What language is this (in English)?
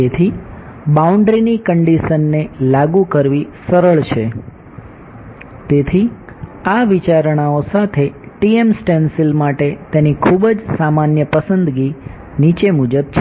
Gujarati